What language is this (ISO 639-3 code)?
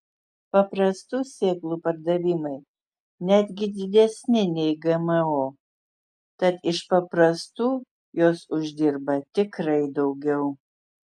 lit